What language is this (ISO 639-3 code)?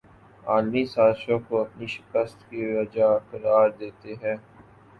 urd